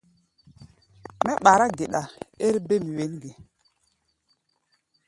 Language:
Gbaya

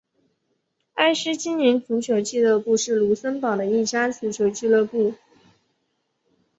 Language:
Chinese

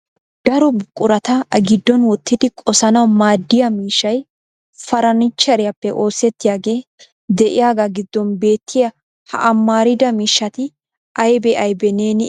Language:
Wolaytta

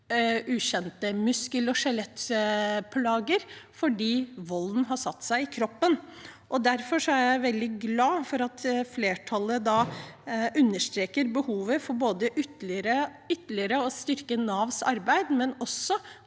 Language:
Norwegian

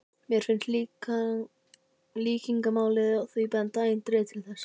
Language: Icelandic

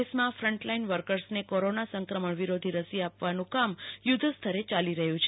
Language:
Gujarati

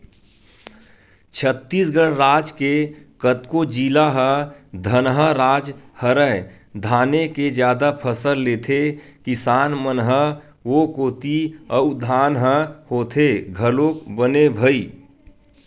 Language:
Chhattisgarhi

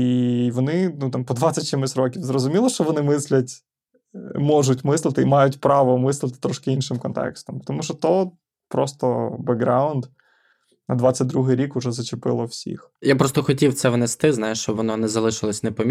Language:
Ukrainian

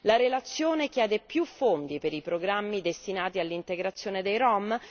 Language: Italian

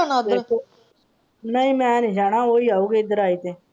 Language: Punjabi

